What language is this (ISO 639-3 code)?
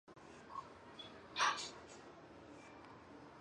zho